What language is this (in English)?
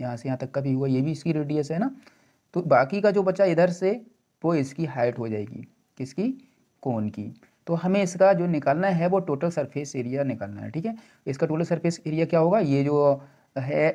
Hindi